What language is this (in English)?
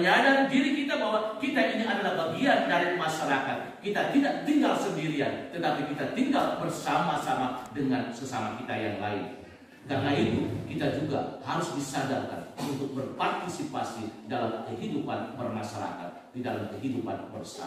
Indonesian